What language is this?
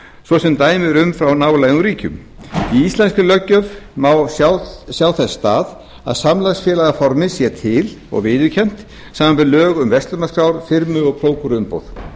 Icelandic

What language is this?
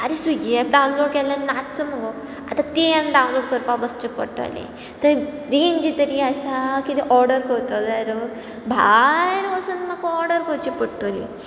Konkani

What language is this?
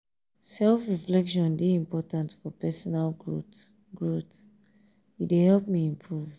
Nigerian Pidgin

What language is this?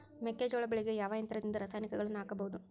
Kannada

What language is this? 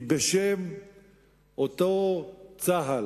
Hebrew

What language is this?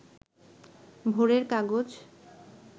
Bangla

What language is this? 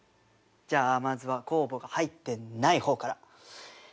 Japanese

